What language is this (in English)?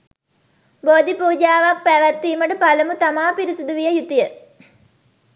Sinhala